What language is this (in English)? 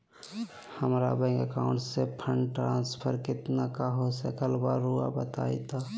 Magahi